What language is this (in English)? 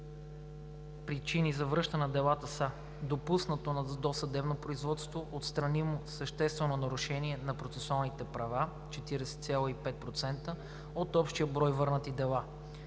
Bulgarian